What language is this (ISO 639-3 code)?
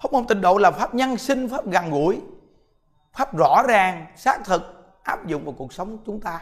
vie